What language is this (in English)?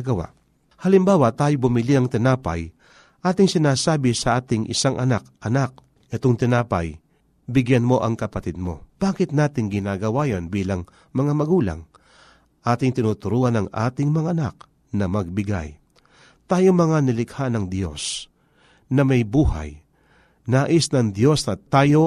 Filipino